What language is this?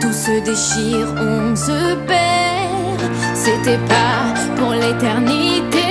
French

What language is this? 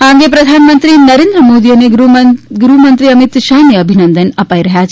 Gujarati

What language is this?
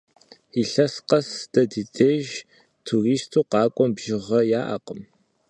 Kabardian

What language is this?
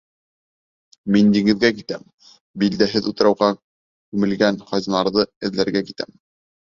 Bashkir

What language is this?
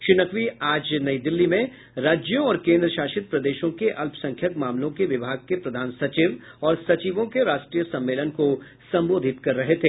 Hindi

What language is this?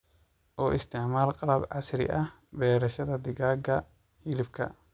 Somali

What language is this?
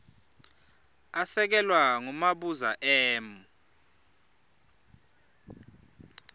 Swati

